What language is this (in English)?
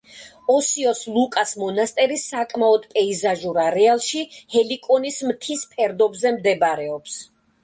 Georgian